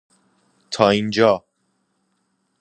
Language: Persian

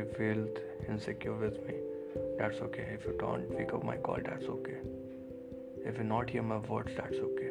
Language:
Hindi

